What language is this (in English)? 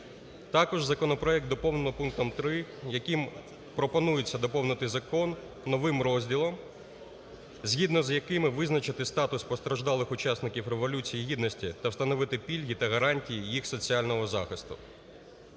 Ukrainian